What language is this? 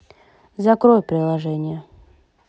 Russian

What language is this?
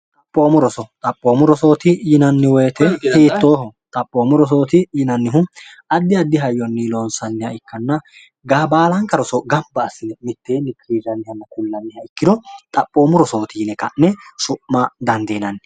Sidamo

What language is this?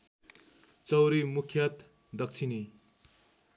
Nepali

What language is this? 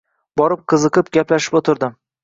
Uzbek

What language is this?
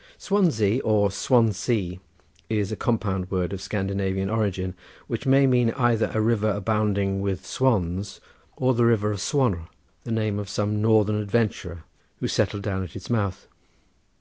English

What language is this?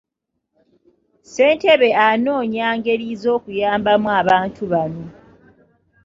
Ganda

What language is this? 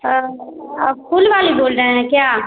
Hindi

